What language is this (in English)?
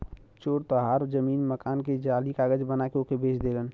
Bhojpuri